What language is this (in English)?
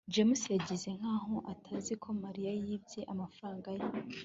Kinyarwanda